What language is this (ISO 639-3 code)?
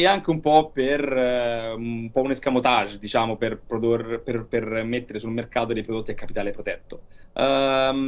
ita